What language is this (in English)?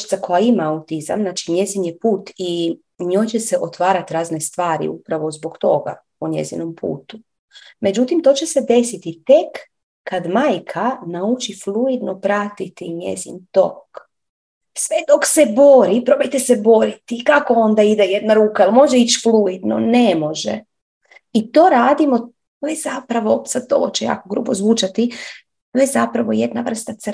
Croatian